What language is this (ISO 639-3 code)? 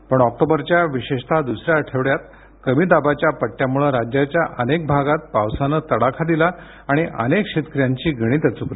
mar